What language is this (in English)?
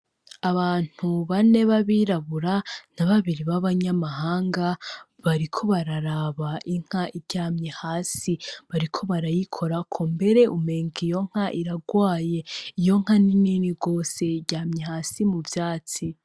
Rundi